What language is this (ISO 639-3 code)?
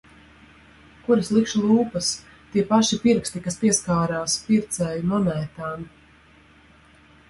lav